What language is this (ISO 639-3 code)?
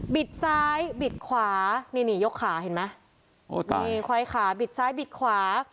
tha